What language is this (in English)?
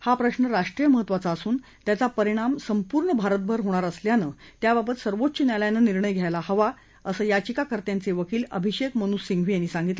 Marathi